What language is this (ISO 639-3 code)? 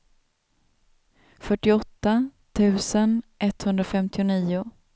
swe